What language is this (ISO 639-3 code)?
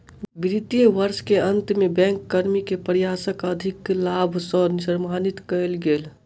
mai